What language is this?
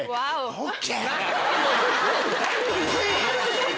Japanese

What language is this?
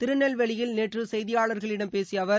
Tamil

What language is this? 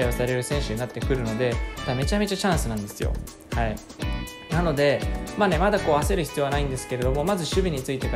Japanese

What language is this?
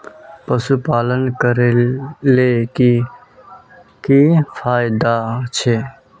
Magahi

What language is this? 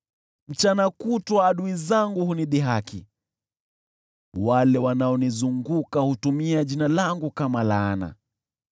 Swahili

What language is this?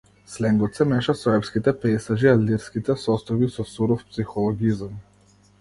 Macedonian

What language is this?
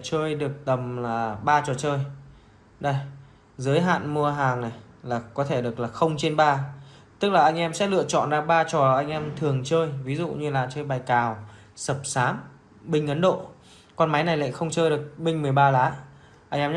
Vietnamese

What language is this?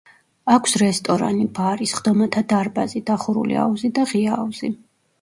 Georgian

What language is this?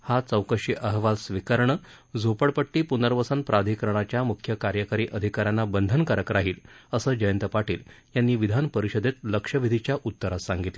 Marathi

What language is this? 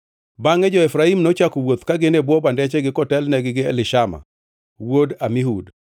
Luo (Kenya and Tanzania)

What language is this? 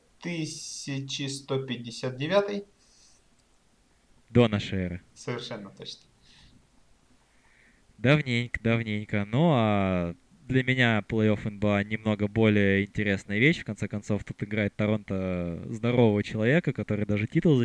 Russian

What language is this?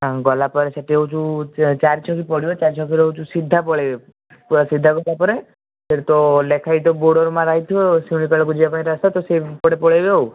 Odia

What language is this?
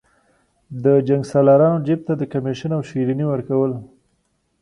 Pashto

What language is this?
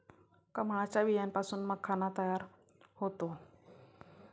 Marathi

